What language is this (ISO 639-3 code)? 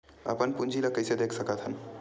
hne